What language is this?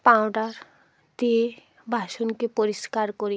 Bangla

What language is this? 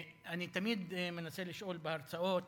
Hebrew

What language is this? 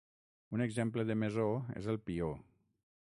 Catalan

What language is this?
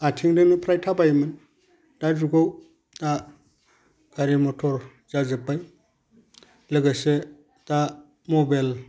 Bodo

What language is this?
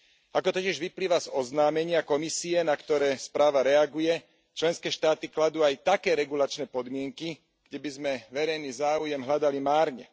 Slovak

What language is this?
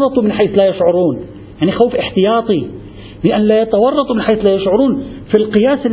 Arabic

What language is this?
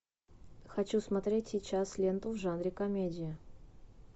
Russian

